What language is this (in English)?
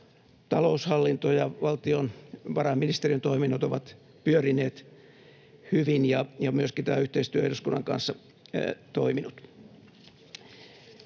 Finnish